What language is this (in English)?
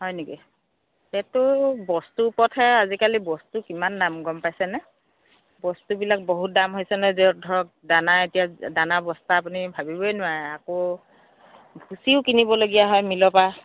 Assamese